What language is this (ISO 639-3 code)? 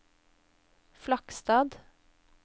nor